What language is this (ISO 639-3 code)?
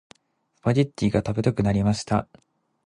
jpn